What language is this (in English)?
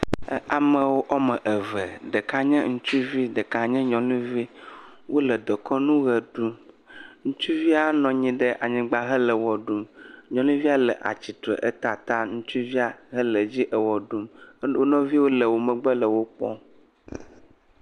Ewe